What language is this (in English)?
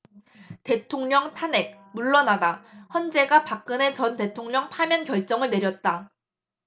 Korean